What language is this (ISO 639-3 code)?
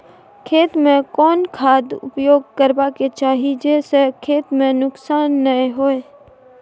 mai